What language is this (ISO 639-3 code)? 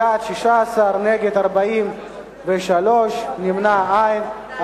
heb